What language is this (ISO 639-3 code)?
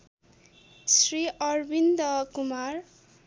nep